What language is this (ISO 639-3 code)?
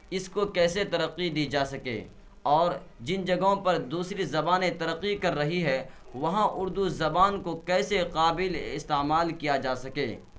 urd